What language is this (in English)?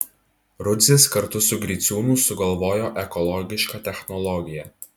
Lithuanian